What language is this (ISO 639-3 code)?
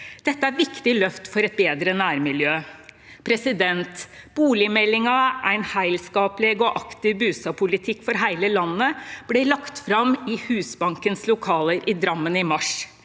nor